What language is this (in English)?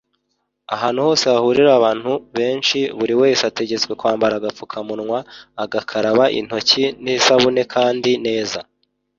Kinyarwanda